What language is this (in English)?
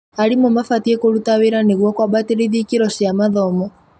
Kikuyu